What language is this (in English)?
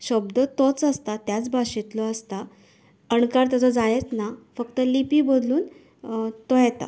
Konkani